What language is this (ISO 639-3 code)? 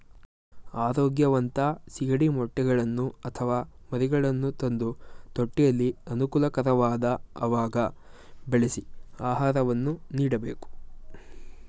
kan